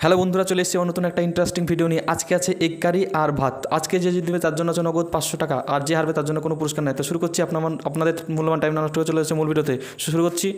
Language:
Bangla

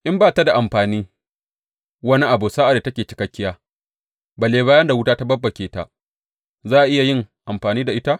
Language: Hausa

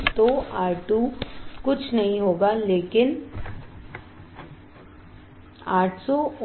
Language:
Hindi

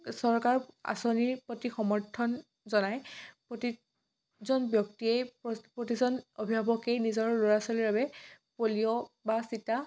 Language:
Assamese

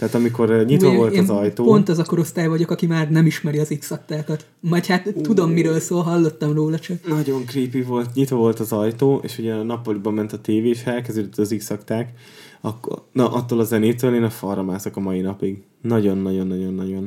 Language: Hungarian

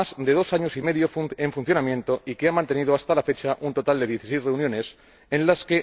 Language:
Spanish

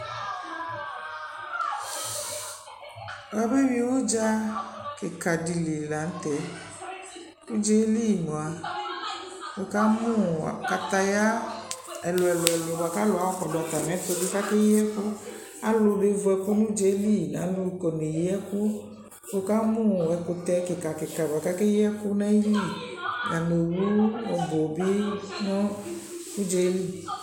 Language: Ikposo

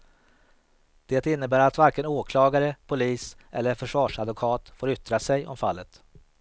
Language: Swedish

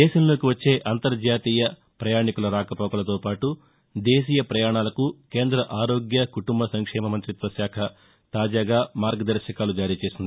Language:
Telugu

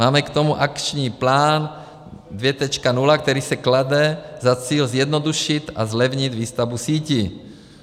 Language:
Czech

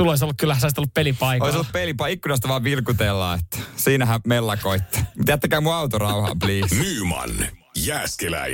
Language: Finnish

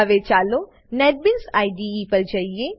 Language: Gujarati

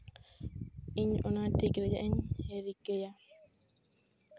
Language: Santali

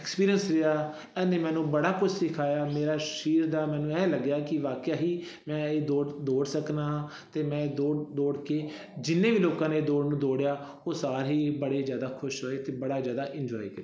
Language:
Punjabi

